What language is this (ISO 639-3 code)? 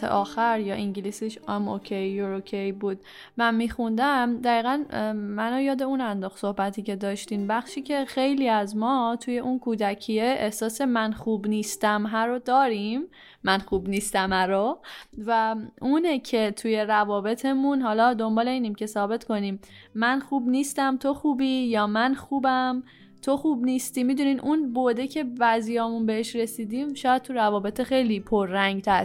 fas